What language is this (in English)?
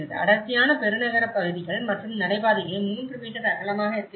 Tamil